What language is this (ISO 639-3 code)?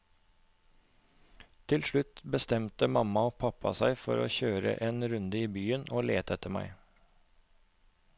nor